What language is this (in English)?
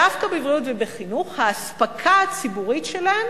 Hebrew